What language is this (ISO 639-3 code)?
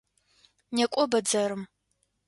ady